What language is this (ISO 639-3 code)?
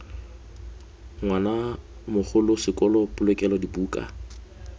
tsn